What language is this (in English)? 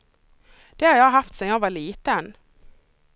Swedish